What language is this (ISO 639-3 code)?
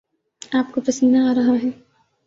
urd